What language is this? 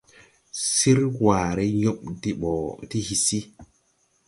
Tupuri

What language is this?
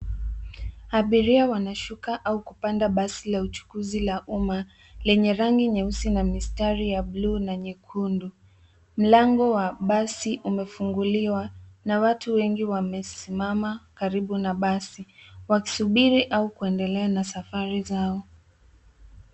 Swahili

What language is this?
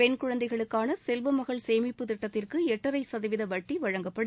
Tamil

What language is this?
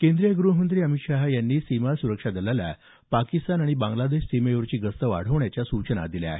Marathi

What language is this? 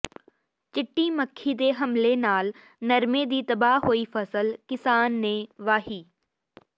Punjabi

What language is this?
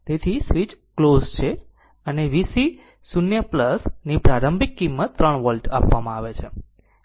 Gujarati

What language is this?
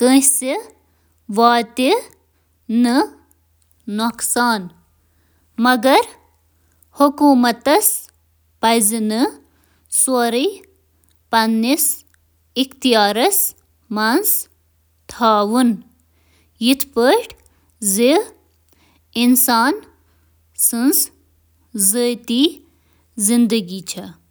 Kashmiri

